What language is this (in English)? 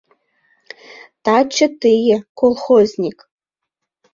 Mari